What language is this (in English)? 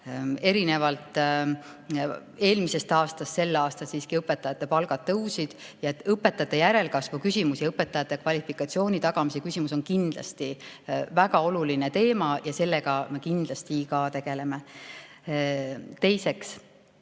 Estonian